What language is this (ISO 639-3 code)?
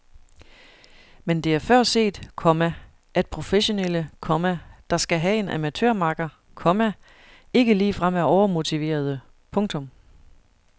dan